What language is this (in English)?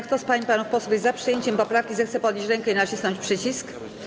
Polish